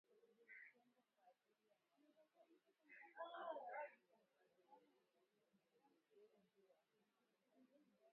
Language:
Swahili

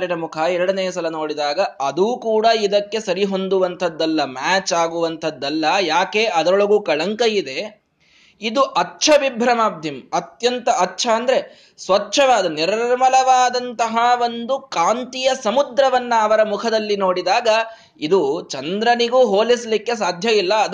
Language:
Kannada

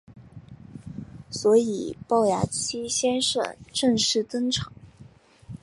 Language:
Chinese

